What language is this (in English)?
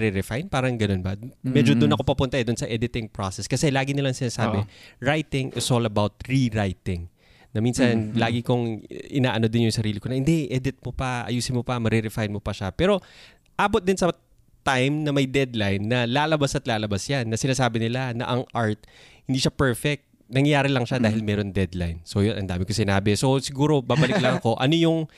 Filipino